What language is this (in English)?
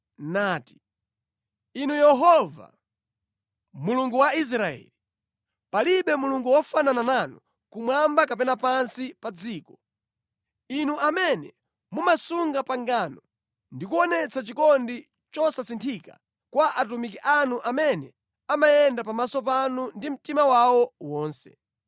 Nyanja